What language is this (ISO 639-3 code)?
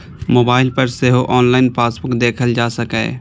mai